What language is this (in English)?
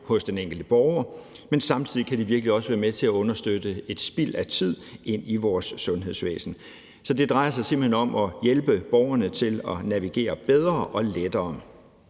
Danish